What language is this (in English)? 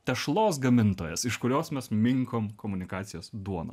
Lithuanian